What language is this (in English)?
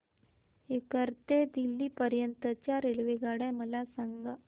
Marathi